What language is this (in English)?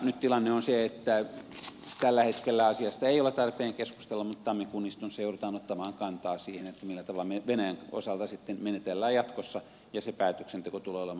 Finnish